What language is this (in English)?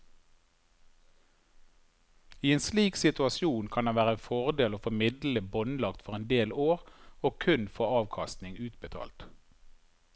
Norwegian